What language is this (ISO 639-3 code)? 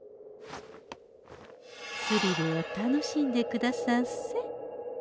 jpn